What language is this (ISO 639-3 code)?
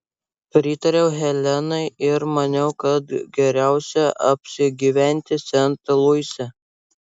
lit